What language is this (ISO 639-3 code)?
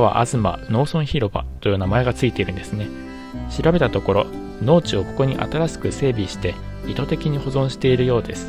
jpn